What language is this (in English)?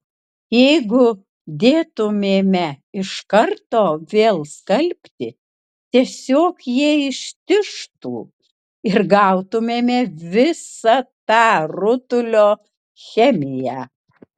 Lithuanian